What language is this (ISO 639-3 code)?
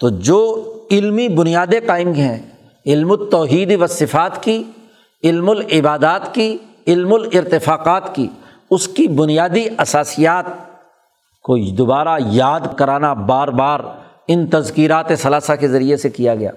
urd